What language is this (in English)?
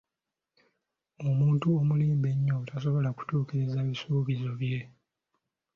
Ganda